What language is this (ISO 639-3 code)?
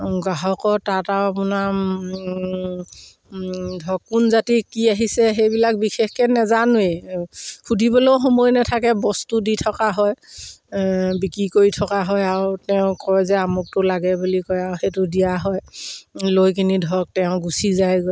asm